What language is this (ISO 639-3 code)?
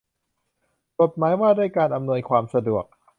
tha